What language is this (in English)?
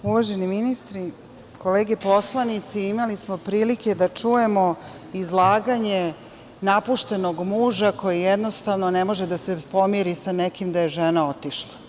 Serbian